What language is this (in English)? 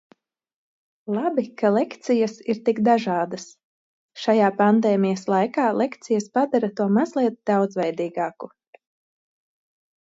Latvian